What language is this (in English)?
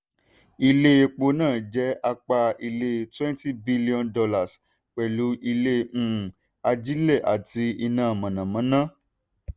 Yoruba